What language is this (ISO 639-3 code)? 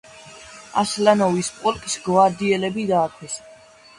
kat